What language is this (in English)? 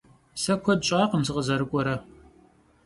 Kabardian